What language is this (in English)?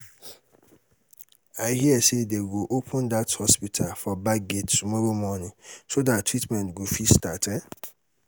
Nigerian Pidgin